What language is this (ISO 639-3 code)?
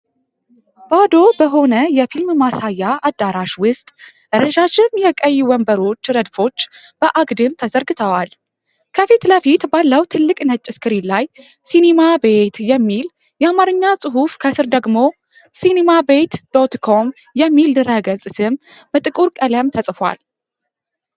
amh